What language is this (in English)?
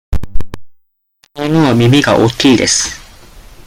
Japanese